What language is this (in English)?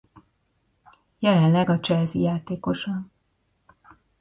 Hungarian